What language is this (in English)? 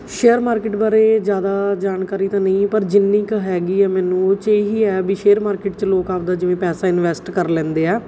Punjabi